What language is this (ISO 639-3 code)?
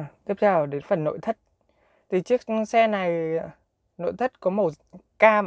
vie